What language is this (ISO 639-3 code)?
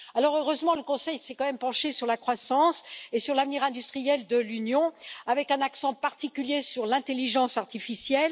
fra